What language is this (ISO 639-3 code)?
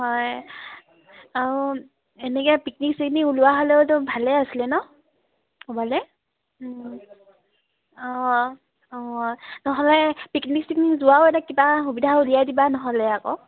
asm